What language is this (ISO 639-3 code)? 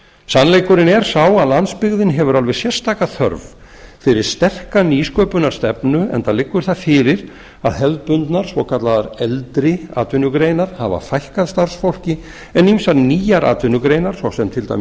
isl